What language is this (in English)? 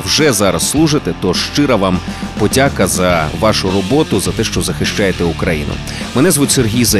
Ukrainian